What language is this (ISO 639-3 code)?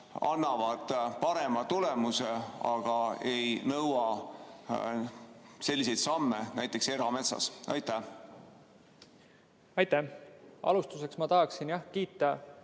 est